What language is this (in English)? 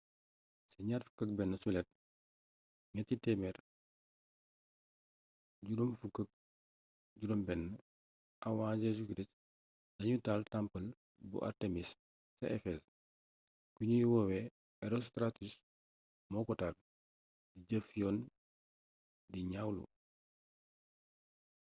Wolof